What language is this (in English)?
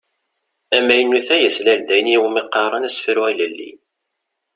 Kabyle